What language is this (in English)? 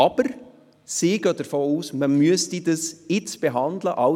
Swiss German